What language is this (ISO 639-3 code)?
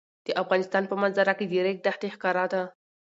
pus